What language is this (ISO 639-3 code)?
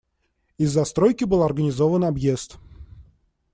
rus